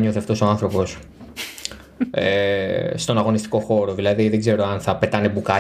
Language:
Greek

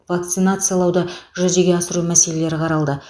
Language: Kazakh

